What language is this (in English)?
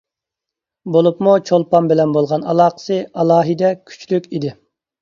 Uyghur